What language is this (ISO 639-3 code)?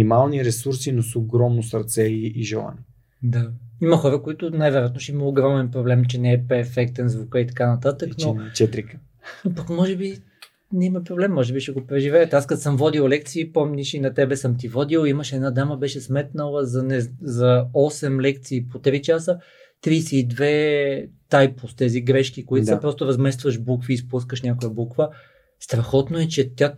bul